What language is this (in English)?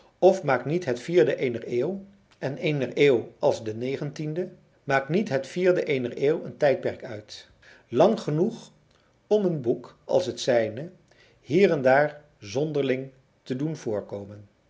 Dutch